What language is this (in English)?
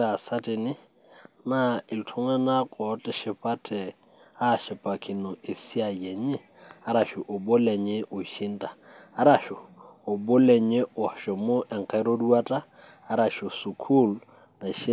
Masai